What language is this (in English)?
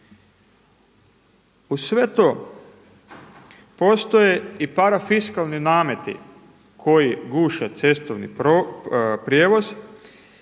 Croatian